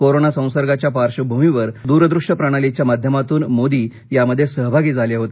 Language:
Marathi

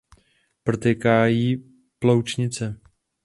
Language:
Czech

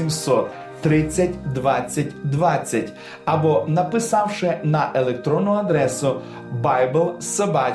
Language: Ukrainian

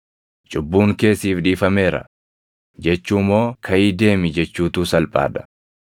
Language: Oromo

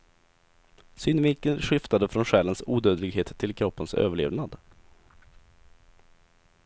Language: Swedish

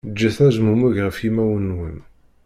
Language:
Kabyle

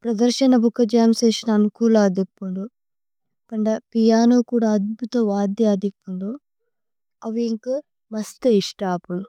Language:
Tulu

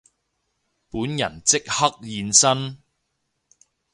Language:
Cantonese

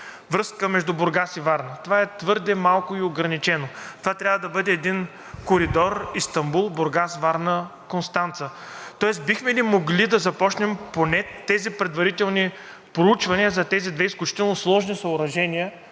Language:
Bulgarian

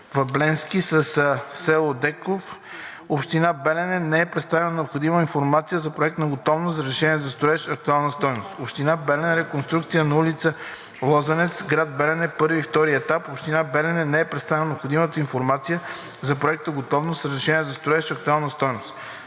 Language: Bulgarian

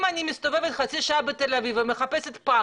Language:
Hebrew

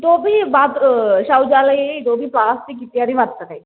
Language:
Sanskrit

